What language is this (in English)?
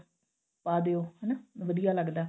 Punjabi